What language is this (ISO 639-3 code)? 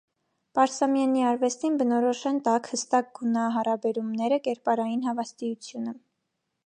hye